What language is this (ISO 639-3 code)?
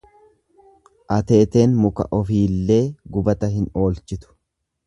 orm